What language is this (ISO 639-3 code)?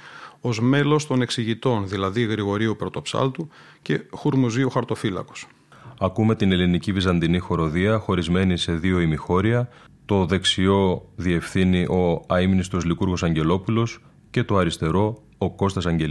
ell